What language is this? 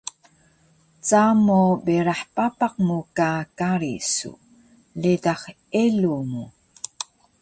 Taroko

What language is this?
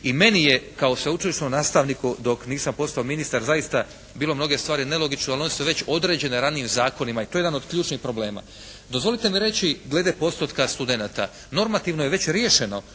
Croatian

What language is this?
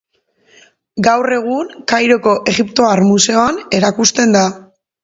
Basque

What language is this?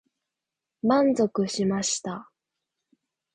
Japanese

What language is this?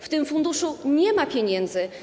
Polish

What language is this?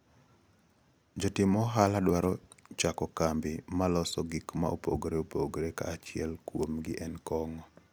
Luo (Kenya and Tanzania)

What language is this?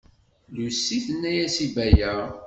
Kabyle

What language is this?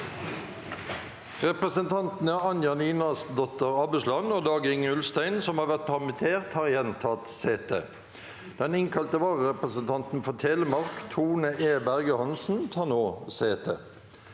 Norwegian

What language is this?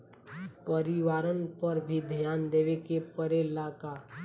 Bhojpuri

